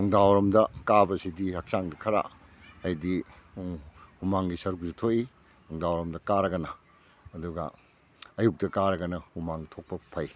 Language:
Manipuri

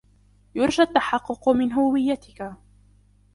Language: Arabic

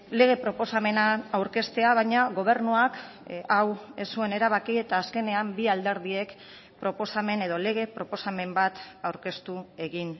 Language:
Basque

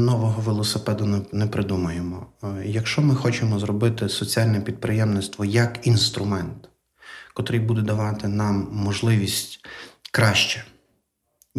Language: Ukrainian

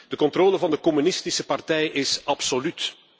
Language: Dutch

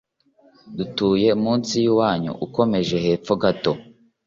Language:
Kinyarwanda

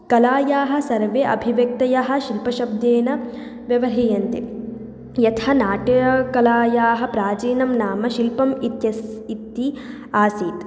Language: Sanskrit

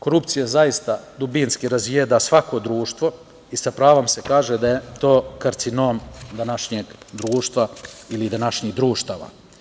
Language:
Serbian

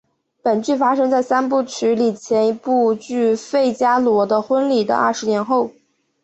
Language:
Chinese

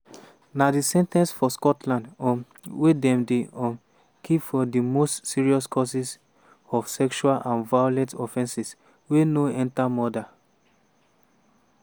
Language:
Nigerian Pidgin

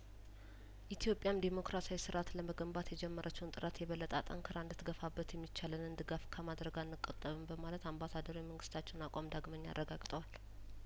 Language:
Amharic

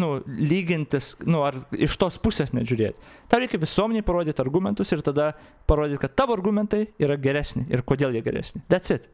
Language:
Lithuanian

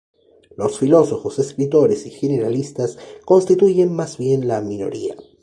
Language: Spanish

